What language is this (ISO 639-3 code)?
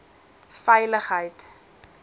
afr